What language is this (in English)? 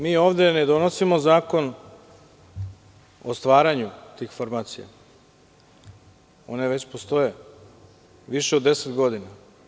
Serbian